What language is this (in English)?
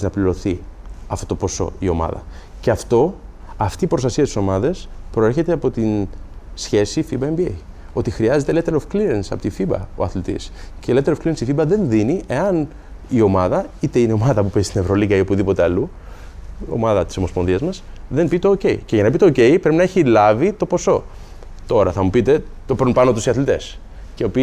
Greek